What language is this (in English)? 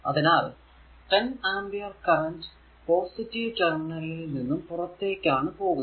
Malayalam